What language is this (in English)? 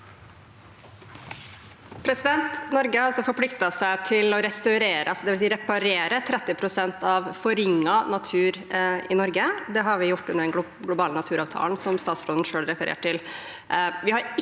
Norwegian